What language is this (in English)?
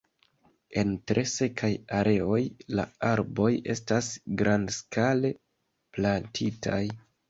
Esperanto